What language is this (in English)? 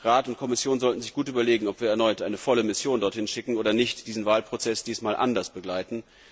German